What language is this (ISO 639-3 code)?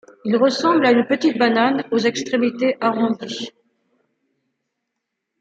fra